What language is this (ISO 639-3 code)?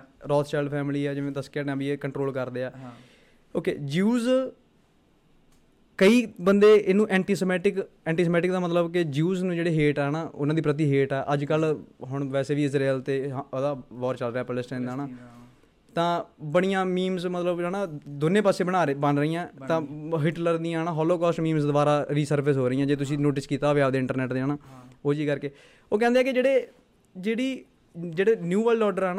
pan